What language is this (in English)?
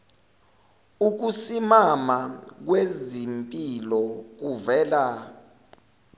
Zulu